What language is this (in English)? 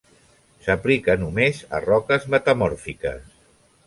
Catalan